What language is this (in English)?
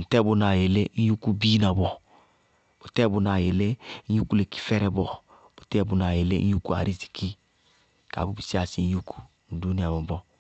Bago-Kusuntu